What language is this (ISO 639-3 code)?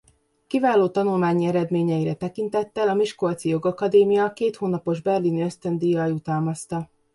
hun